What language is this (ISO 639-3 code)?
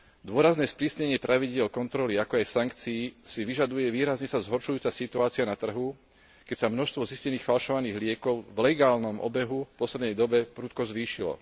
slk